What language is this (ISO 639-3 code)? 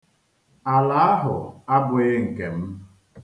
ibo